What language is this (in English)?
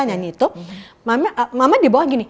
Indonesian